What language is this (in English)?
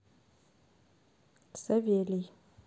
Russian